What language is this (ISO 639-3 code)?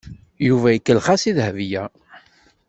kab